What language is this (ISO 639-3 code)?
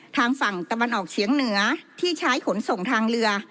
tha